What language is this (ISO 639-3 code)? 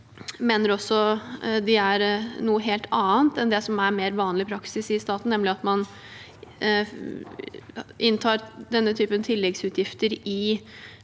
nor